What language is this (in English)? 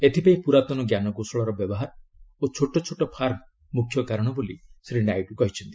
Odia